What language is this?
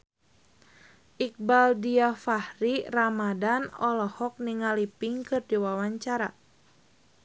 Sundanese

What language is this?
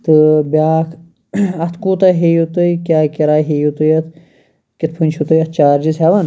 Kashmiri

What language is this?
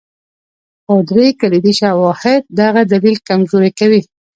Pashto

